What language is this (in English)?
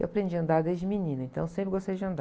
Portuguese